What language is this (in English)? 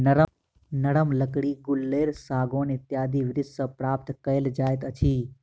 Maithili